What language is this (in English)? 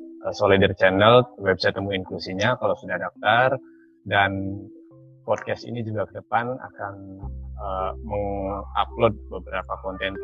Indonesian